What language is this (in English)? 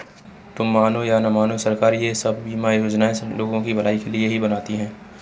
Hindi